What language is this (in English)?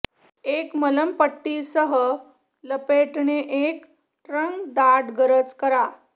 Marathi